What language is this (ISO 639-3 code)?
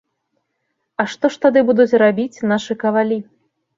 bel